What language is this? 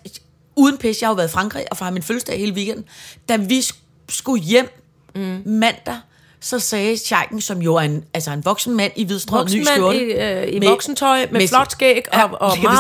Danish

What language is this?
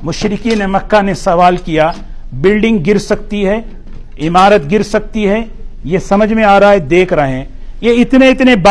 Urdu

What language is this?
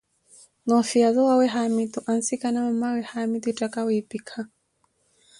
Koti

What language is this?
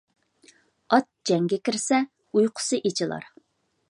Uyghur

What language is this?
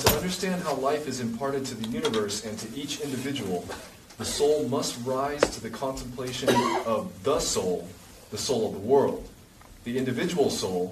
English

